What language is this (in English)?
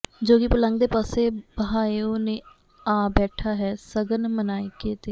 Punjabi